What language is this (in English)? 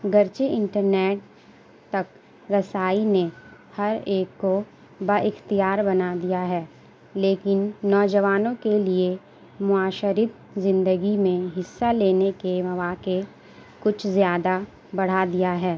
Urdu